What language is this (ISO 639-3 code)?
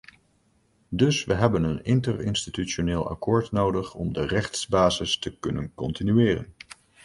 nld